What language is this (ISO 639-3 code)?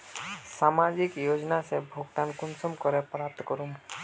mag